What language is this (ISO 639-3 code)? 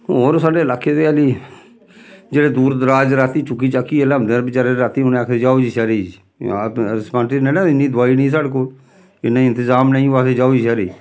doi